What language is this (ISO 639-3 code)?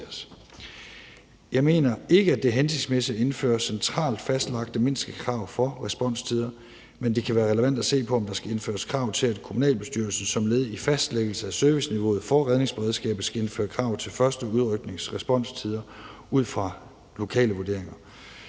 dan